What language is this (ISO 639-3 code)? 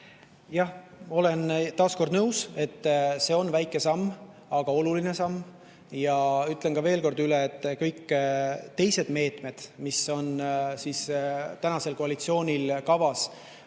est